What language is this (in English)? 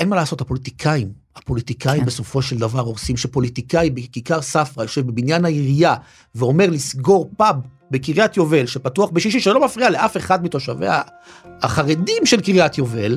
Hebrew